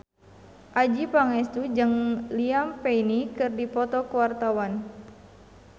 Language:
Sundanese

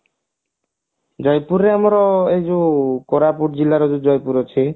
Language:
Odia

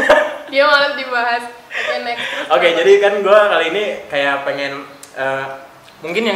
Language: Indonesian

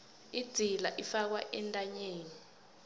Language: South Ndebele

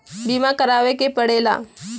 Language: Bhojpuri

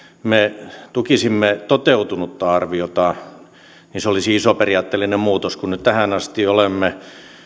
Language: Finnish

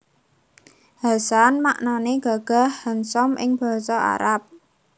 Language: Javanese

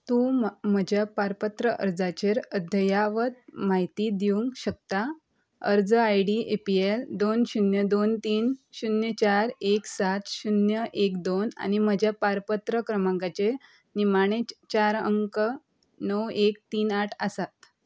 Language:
Konkani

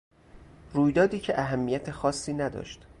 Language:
Persian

